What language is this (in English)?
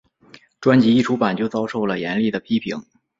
Chinese